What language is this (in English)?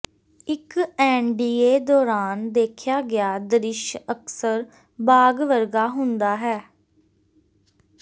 Punjabi